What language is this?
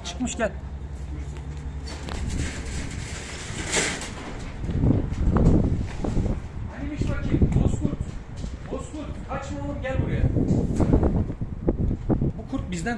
Turkish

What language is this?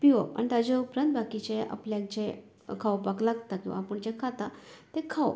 Konkani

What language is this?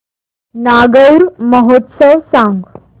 Marathi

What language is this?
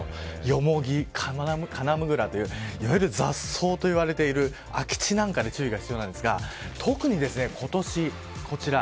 Japanese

